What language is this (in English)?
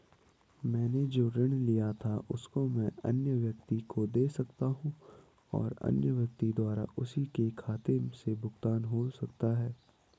Hindi